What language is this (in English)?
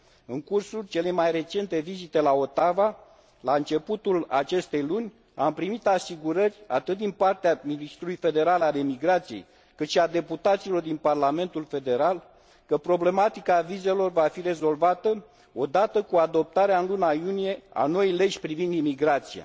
Romanian